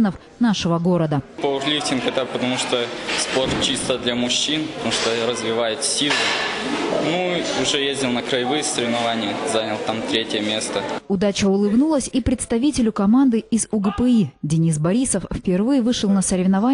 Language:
Russian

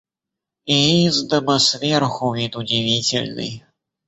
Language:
Russian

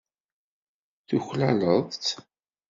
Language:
Kabyle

